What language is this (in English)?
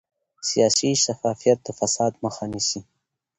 Pashto